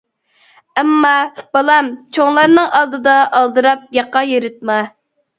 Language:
Uyghur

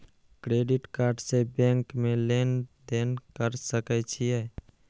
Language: Maithili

